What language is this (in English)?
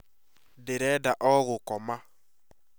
Kikuyu